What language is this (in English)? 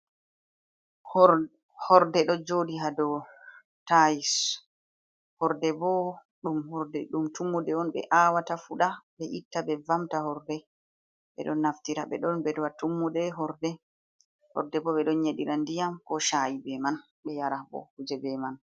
Fula